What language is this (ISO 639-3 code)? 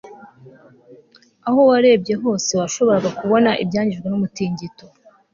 kin